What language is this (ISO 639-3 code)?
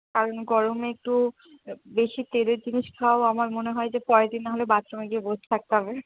ben